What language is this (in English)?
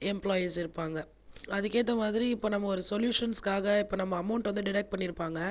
Tamil